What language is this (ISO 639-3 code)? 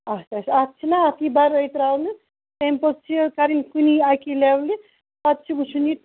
kas